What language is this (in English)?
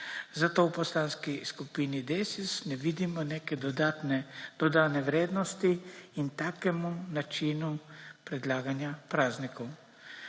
Slovenian